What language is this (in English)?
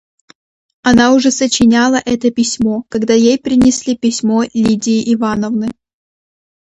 Russian